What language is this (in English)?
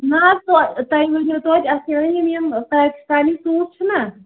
Kashmiri